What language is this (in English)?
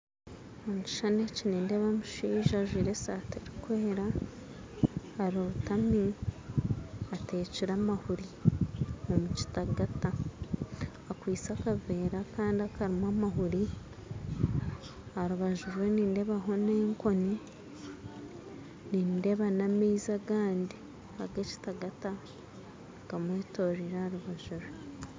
Nyankole